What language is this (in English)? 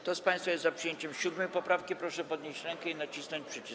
Polish